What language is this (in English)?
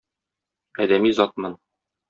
Tatar